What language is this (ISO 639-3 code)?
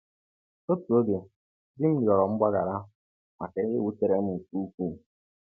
ibo